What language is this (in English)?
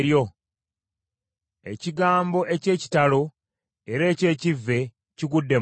Ganda